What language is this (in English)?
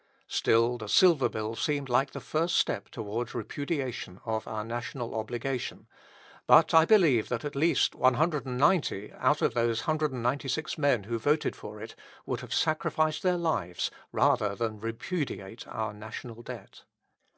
English